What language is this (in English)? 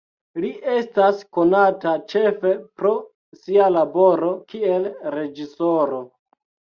Esperanto